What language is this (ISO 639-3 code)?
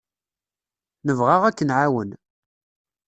kab